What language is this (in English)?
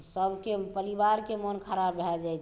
Maithili